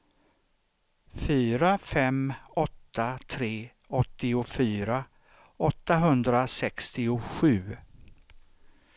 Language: Swedish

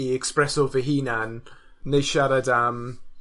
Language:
Welsh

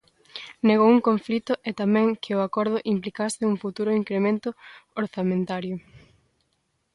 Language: Galician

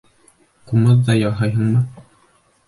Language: Bashkir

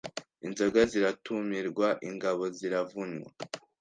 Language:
Kinyarwanda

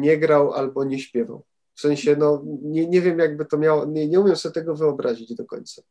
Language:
Polish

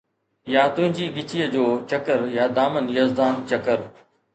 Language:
Sindhi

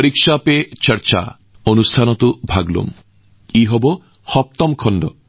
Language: Assamese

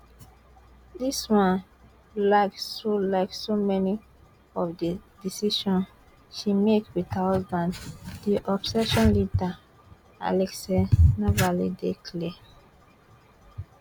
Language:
Nigerian Pidgin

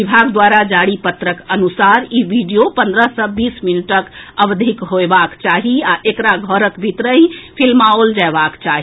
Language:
Maithili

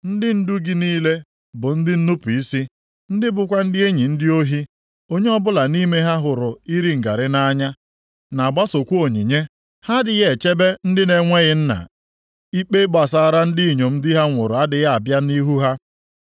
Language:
Igbo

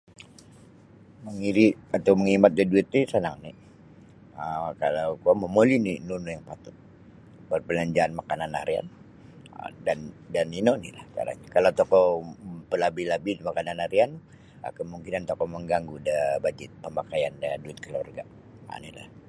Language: Sabah Bisaya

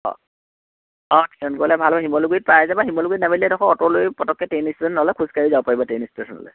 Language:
Assamese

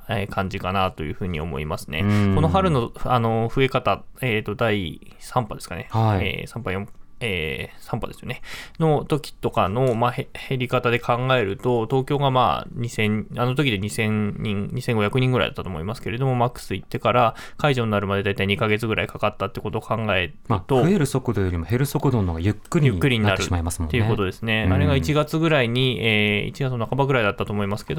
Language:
Japanese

